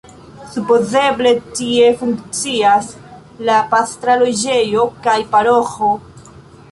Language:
Esperanto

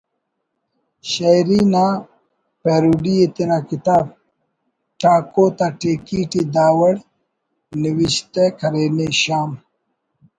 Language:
Brahui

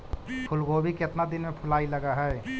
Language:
Magahi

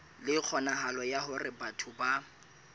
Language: Southern Sotho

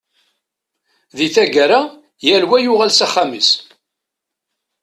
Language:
Kabyle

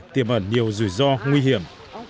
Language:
Vietnamese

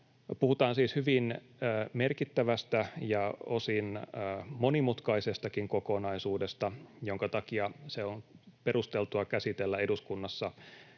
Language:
Finnish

